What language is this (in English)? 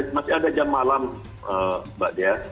Indonesian